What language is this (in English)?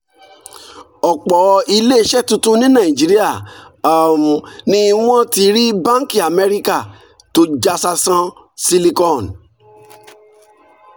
Yoruba